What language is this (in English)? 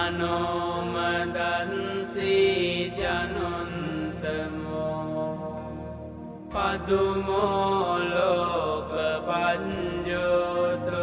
Romanian